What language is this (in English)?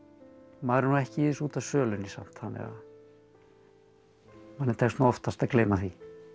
Icelandic